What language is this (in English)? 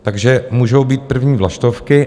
Czech